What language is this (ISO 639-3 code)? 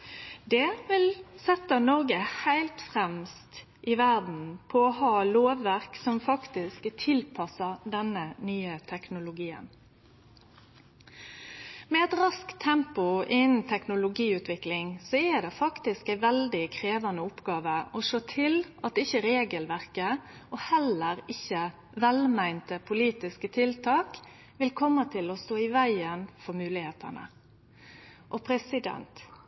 nno